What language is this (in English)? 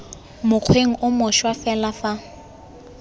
Tswana